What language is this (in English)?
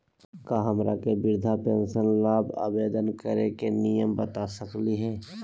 Magahi